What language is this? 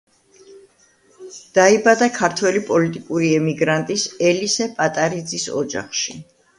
Georgian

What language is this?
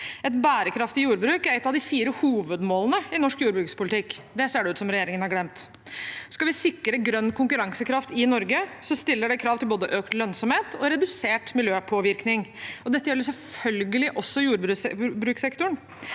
Norwegian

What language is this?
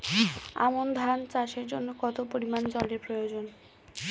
Bangla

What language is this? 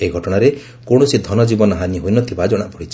Odia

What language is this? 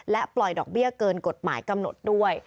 Thai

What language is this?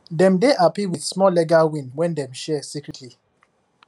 Nigerian Pidgin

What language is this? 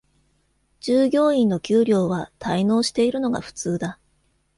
Japanese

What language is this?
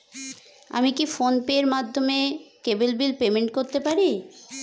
Bangla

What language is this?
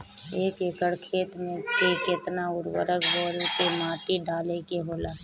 Bhojpuri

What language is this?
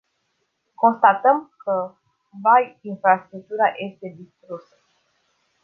Romanian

